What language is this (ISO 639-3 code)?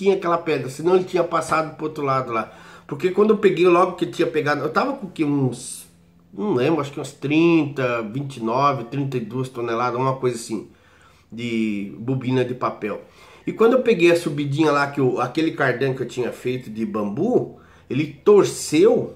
por